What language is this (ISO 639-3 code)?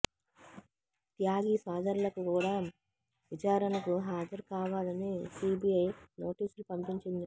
tel